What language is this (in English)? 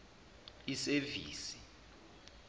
Zulu